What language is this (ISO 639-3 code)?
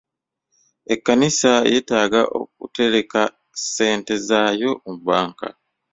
lug